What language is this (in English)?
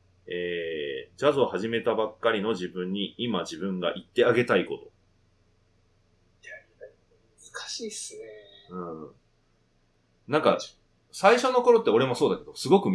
Japanese